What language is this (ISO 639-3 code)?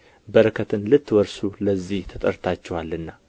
amh